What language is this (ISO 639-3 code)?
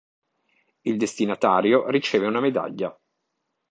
ita